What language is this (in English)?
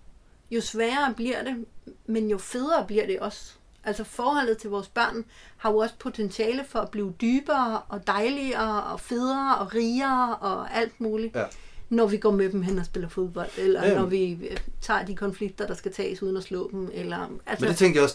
Danish